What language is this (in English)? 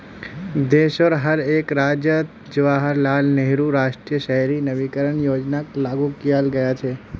Magahi